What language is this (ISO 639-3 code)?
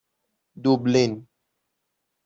fas